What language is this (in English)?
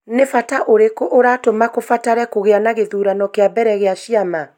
Kikuyu